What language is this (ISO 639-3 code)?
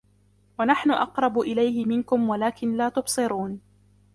ara